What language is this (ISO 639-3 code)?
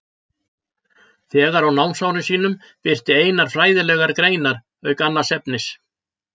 isl